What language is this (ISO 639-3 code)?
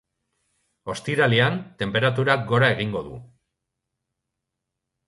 eus